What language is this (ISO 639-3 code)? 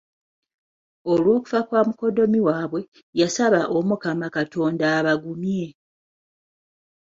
lug